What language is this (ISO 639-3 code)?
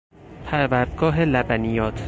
fas